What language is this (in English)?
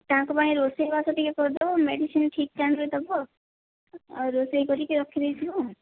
Odia